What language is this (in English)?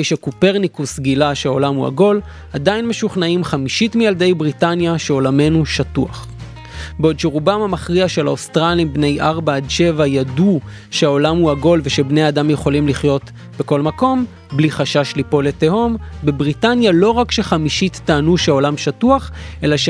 Hebrew